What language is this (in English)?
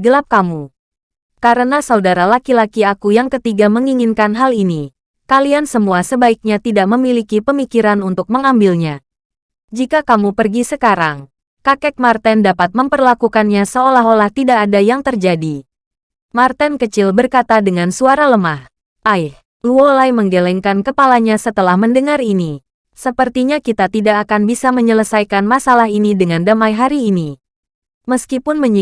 Indonesian